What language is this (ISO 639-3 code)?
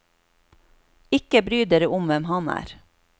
nor